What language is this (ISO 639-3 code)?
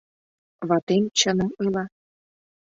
chm